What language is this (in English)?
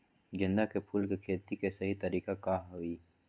Magahi